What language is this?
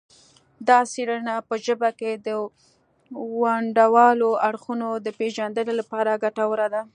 Pashto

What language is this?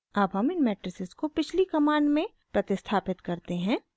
Hindi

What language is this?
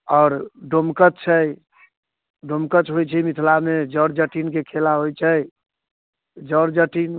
Maithili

